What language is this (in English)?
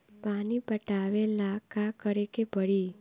Bhojpuri